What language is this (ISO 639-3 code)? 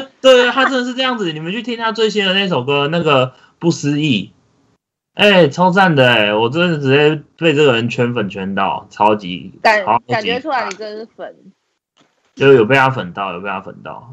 zho